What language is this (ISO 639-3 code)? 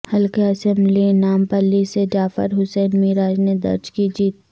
urd